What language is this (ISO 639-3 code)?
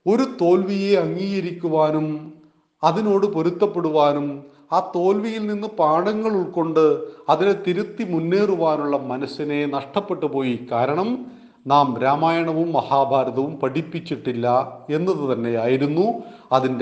mal